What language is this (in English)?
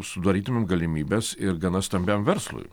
Lithuanian